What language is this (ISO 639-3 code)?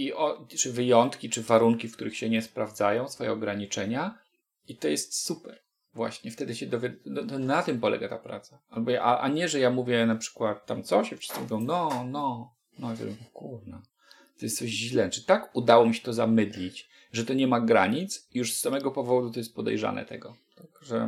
pol